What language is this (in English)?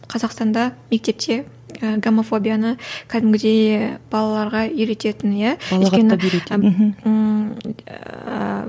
Kazakh